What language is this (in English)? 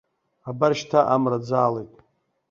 Abkhazian